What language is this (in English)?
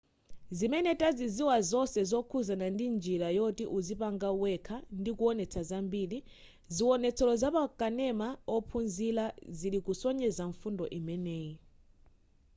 Nyanja